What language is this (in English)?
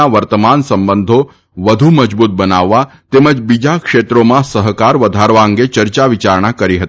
Gujarati